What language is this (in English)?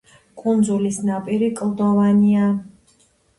Georgian